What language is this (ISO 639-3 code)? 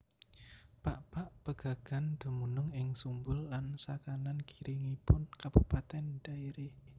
jav